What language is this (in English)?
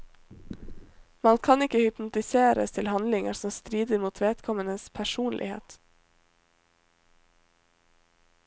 Norwegian